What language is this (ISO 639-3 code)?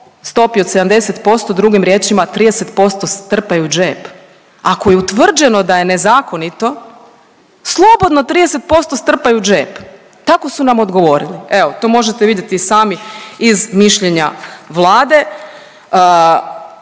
hrv